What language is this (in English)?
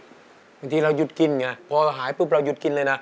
Thai